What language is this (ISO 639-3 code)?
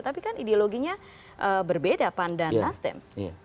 ind